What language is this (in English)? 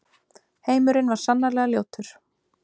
Icelandic